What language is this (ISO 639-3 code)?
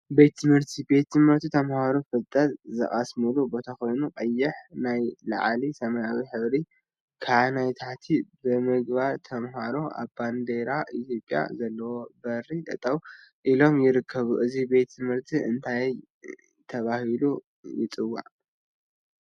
tir